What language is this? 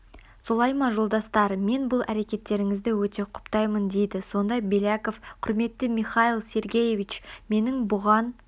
Kazakh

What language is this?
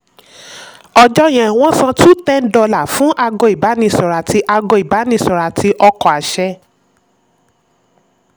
Yoruba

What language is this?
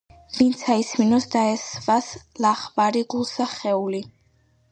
Georgian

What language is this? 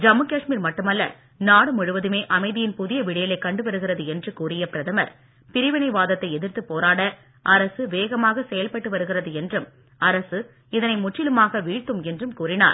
Tamil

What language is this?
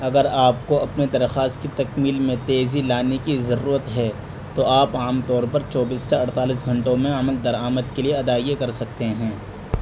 Urdu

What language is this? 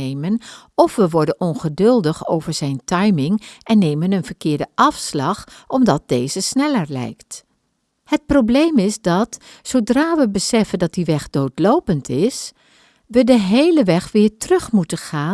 Dutch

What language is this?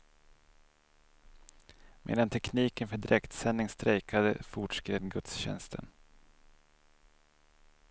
Swedish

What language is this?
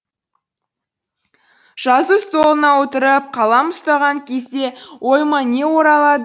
Kazakh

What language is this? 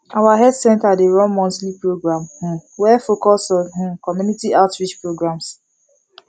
Nigerian Pidgin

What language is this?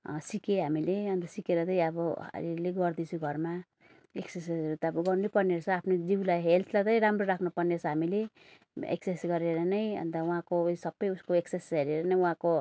Nepali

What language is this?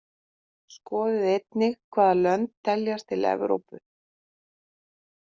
Icelandic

